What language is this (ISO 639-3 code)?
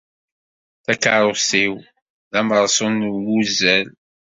kab